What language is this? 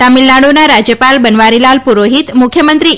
Gujarati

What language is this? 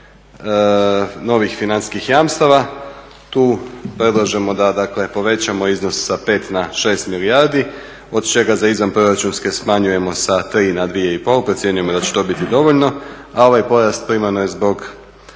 Croatian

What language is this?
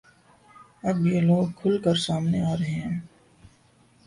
Urdu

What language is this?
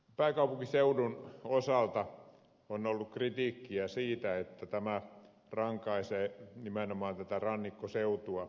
Finnish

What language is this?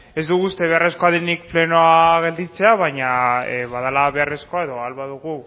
Basque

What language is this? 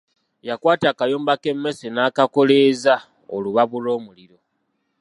Ganda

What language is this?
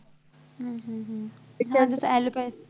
Marathi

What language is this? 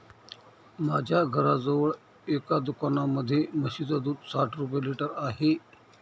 Marathi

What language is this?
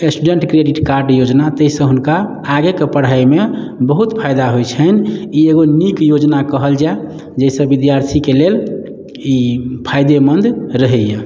Maithili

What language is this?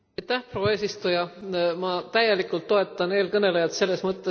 Estonian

